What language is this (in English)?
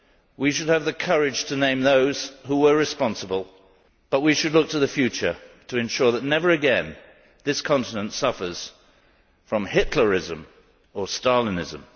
English